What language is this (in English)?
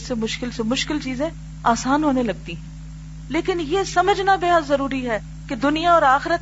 Urdu